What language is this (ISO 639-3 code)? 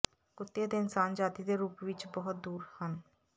pan